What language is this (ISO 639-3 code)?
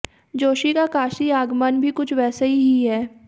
hin